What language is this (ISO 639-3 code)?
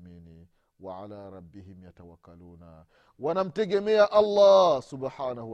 swa